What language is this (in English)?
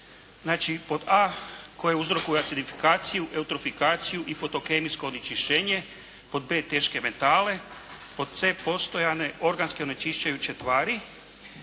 Croatian